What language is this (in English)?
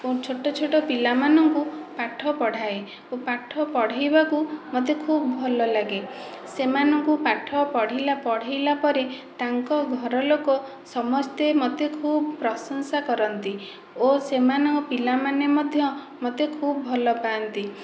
Odia